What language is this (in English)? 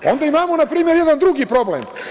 Serbian